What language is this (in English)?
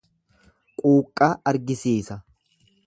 Oromo